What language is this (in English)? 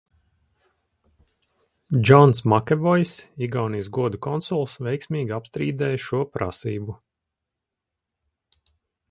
Latvian